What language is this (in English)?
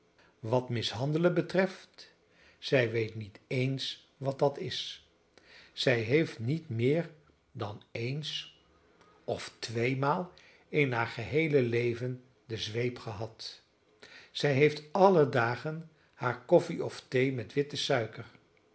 Dutch